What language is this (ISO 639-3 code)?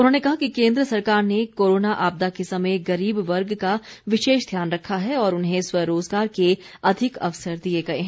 hin